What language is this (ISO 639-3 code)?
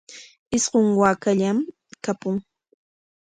qwa